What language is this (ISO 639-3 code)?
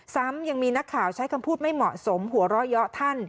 tha